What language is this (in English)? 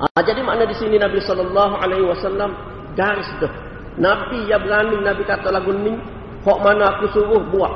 Malay